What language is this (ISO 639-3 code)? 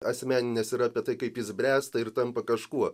lit